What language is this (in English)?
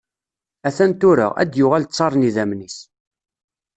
Kabyle